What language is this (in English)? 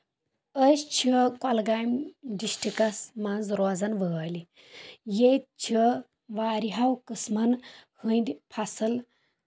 Kashmiri